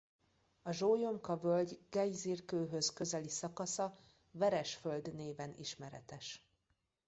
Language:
Hungarian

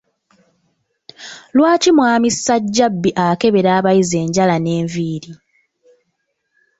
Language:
Ganda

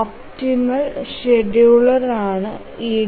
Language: Malayalam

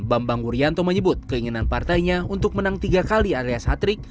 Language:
Indonesian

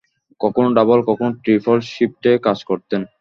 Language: Bangla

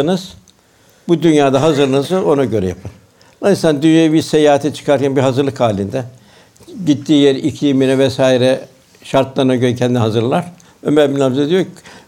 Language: Turkish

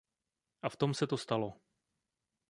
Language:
Czech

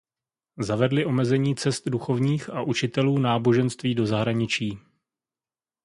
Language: Czech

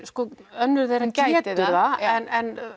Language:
Icelandic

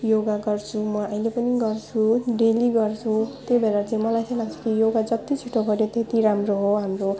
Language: Nepali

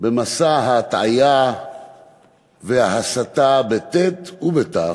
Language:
Hebrew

